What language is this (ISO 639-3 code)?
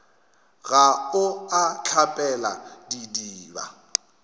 nso